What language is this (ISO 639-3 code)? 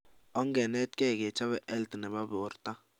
kln